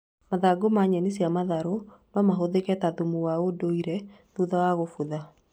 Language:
Kikuyu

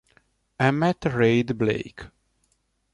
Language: Italian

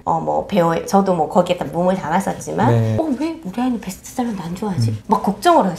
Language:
Korean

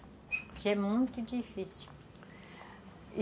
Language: Portuguese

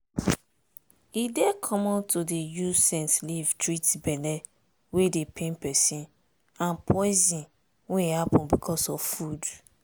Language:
Nigerian Pidgin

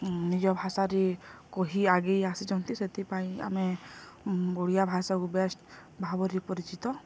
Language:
Odia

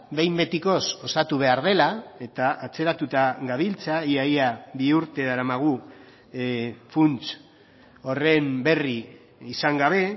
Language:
Basque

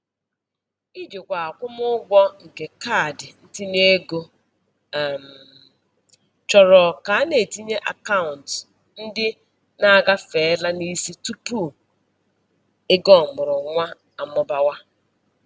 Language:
Igbo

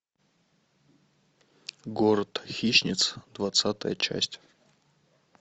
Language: Russian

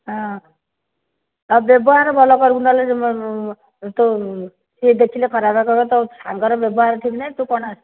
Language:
Odia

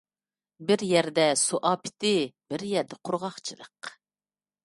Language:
Uyghur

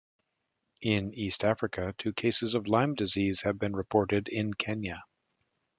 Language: English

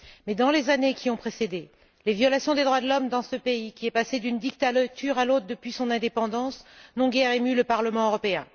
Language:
French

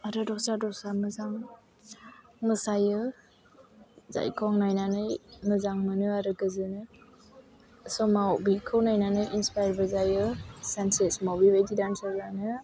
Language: Bodo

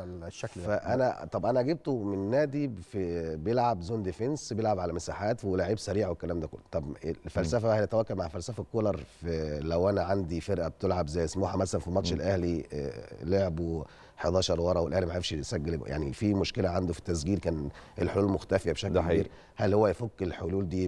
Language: Arabic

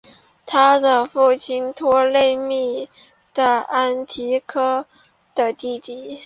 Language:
Chinese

